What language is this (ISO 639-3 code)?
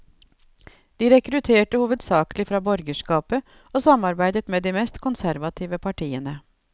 nor